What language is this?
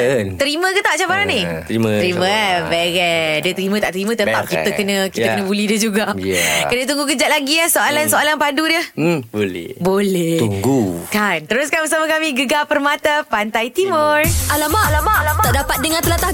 Malay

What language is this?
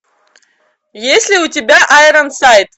Russian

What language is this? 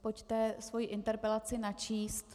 Czech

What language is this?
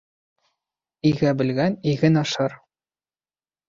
Bashkir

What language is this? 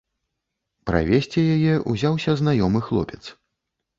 Belarusian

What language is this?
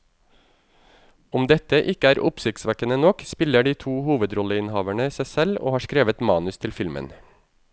Norwegian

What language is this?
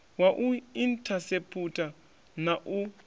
Venda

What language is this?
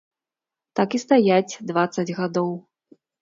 Belarusian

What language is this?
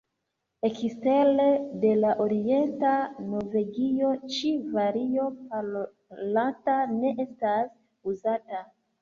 Esperanto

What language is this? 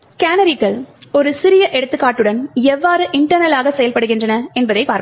Tamil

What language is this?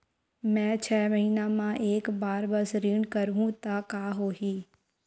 Chhattisgarhi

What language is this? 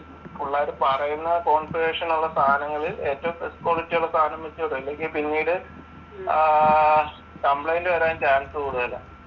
Malayalam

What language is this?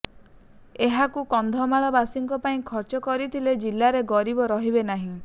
Odia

